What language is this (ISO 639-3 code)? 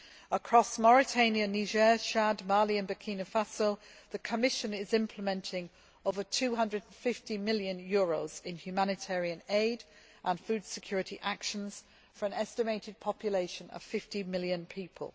eng